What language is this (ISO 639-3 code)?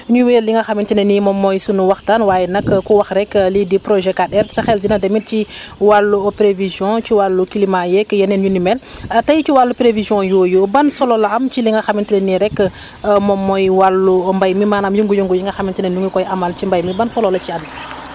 wol